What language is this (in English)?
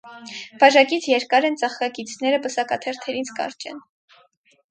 Armenian